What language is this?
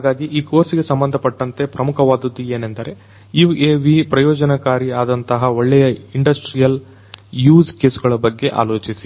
Kannada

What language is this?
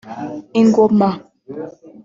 Kinyarwanda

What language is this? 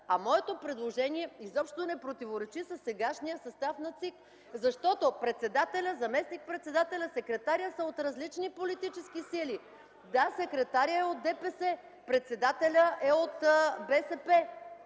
Bulgarian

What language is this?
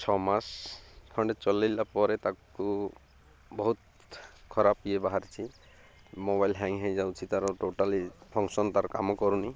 Odia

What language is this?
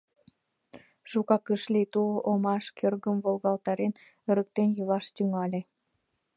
Mari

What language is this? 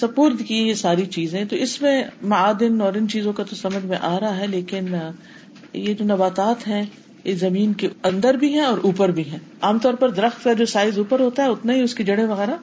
Urdu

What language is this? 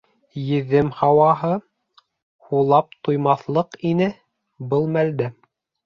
Bashkir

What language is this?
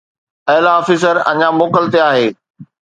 Sindhi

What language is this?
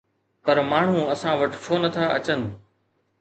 Sindhi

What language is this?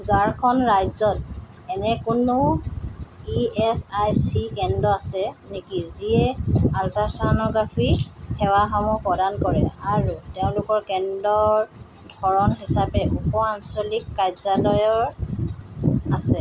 Assamese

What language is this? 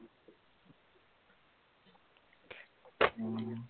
Assamese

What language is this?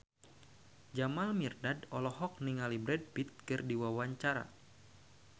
Sundanese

